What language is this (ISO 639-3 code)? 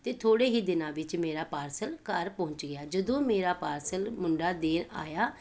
pan